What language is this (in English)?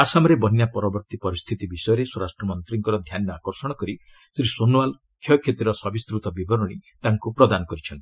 Odia